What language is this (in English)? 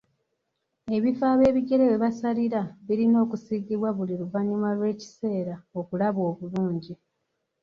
Ganda